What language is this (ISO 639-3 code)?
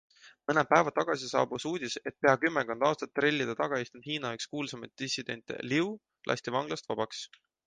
est